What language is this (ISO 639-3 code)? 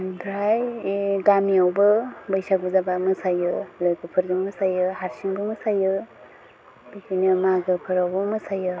brx